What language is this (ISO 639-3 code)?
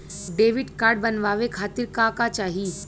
bho